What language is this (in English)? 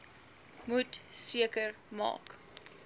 Afrikaans